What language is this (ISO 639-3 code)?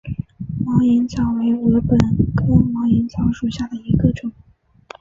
zho